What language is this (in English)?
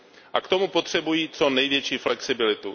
Czech